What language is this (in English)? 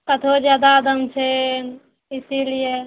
Maithili